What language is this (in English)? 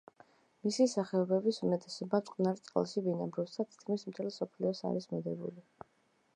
Georgian